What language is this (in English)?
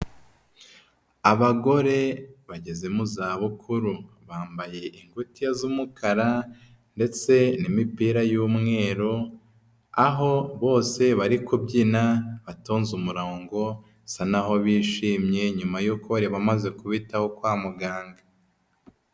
Kinyarwanda